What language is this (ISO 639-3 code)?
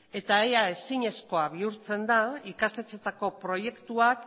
eus